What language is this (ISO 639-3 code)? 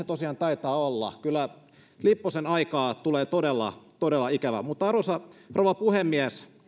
fin